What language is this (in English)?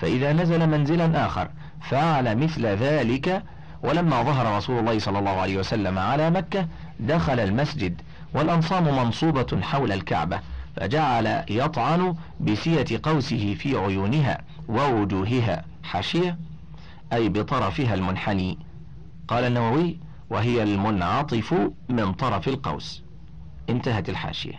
Arabic